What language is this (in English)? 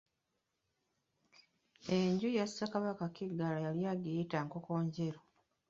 Ganda